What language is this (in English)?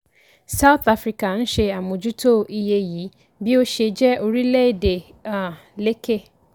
Yoruba